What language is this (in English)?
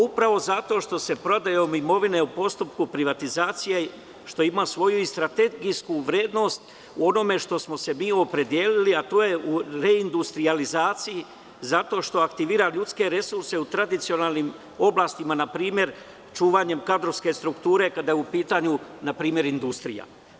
Serbian